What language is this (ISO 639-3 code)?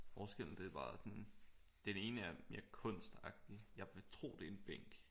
dan